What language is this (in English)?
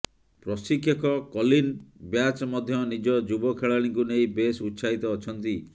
Odia